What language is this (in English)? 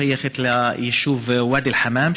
Hebrew